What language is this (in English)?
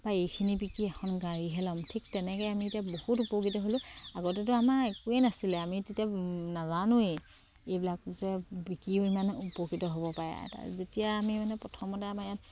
Assamese